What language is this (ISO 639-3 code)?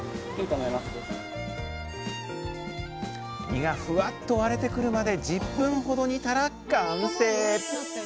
jpn